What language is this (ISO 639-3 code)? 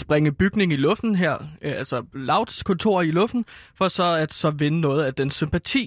dan